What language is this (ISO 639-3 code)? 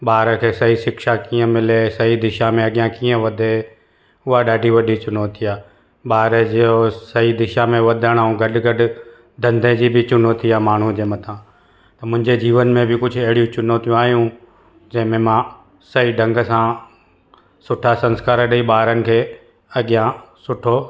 snd